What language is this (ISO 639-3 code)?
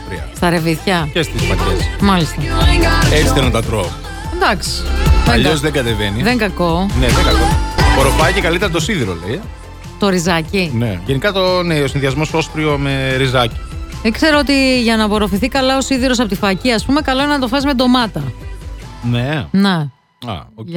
ell